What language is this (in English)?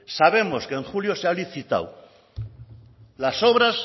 Spanish